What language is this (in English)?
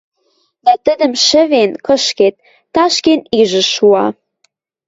Western Mari